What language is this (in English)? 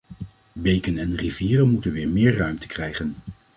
Dutch